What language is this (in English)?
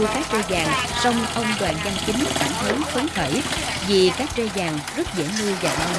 Vietnamese